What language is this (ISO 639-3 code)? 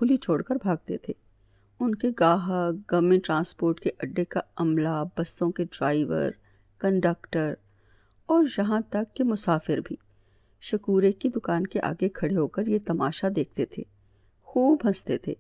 urd